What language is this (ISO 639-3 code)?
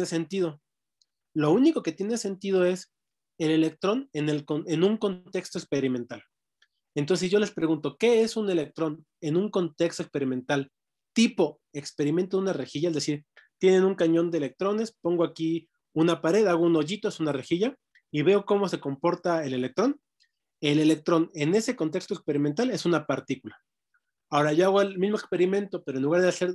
spa